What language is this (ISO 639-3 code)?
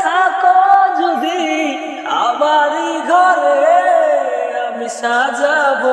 ben